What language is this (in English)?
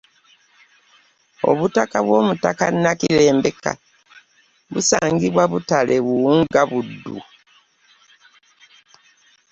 Ganda